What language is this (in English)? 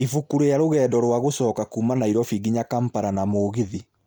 Kikuyu